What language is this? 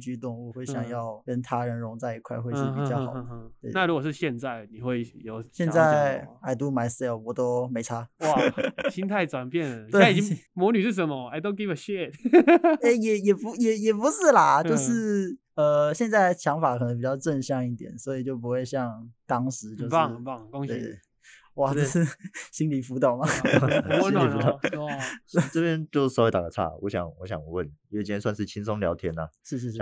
Chinese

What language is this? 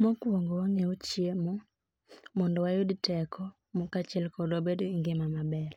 Luo (Kenya and Tanzania)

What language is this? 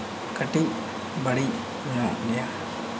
Santali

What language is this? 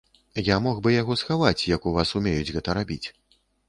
Belarusian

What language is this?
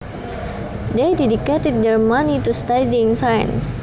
Javanese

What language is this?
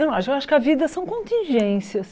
Portuguese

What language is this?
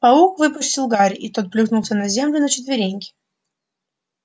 Russian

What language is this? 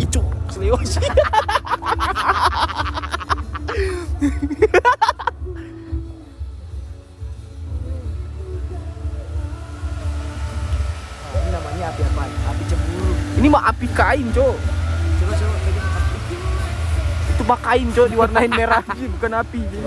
Indonesian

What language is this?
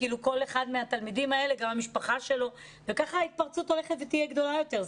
Hebrew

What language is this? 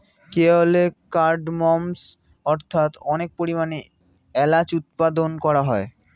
Bangla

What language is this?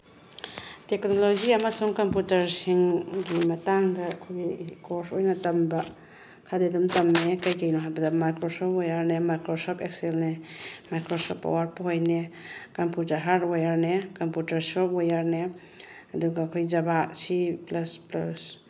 Manipuri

